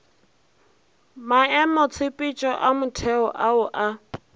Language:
Northern Sotho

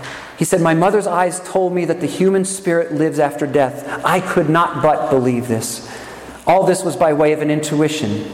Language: English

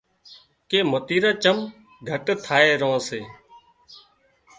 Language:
Wadiyara Koli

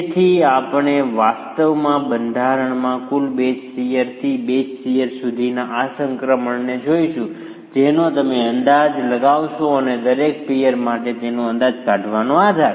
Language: Gujarati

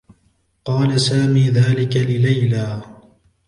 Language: Arabic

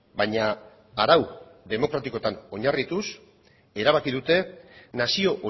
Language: Basque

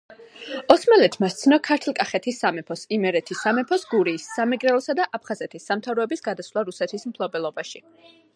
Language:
Georgian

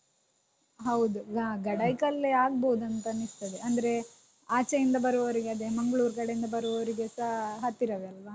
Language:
Kannada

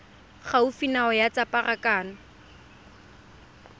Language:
Tswana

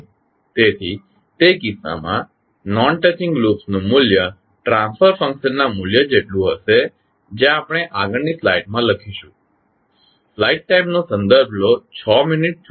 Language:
Gujarati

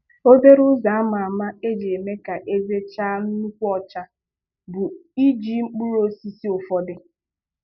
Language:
Igbo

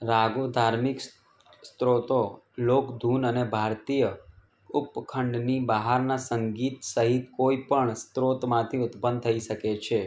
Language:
Gujarati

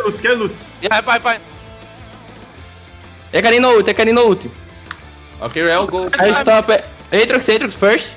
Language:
Portuguese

